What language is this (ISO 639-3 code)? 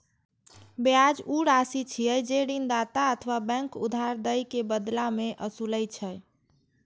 mai